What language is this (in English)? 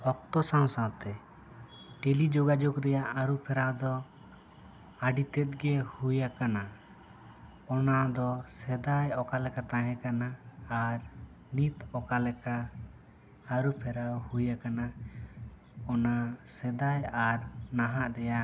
Santali